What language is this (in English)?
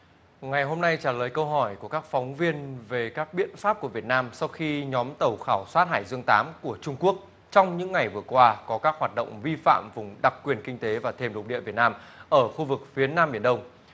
Vietnamese